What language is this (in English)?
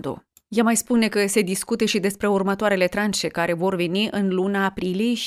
Romanian